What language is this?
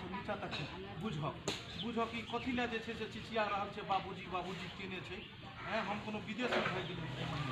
Arabic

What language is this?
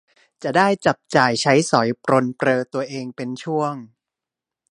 Thai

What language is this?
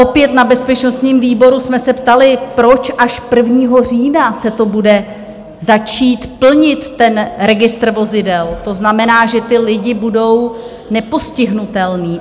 Czech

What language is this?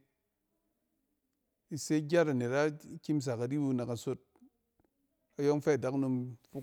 Cen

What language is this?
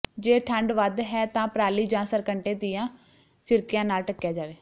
Punjabi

